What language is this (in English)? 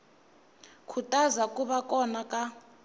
Tsonga